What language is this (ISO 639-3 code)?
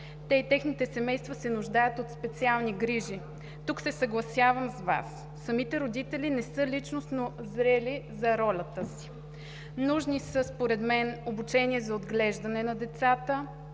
bul